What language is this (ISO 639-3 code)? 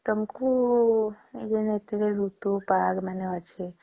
ori